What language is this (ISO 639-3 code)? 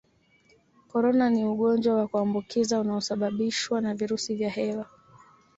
swa